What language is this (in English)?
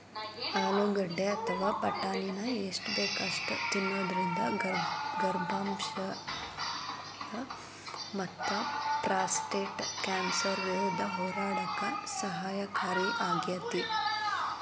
Kannada